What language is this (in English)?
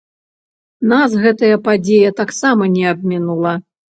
Belarusian